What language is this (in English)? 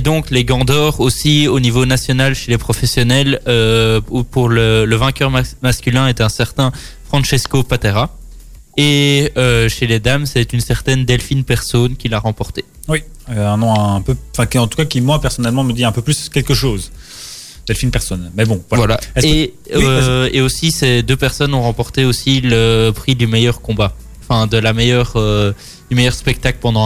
French